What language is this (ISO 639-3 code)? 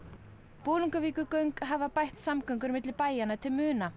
isl